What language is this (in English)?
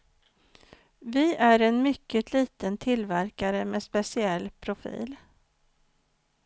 Swedish